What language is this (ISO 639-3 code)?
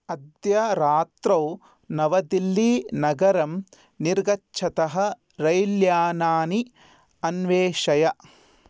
san